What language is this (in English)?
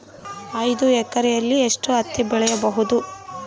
Kannada